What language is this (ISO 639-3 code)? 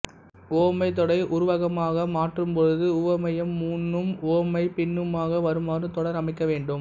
tam